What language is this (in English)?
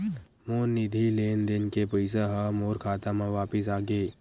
Chhattisgarhi